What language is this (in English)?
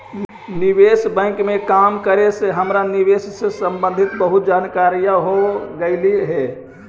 Magahi